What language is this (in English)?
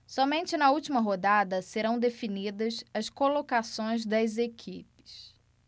Portuguese